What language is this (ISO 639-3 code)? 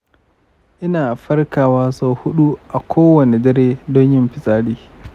hau